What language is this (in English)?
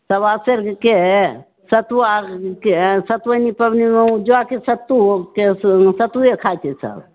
Maithili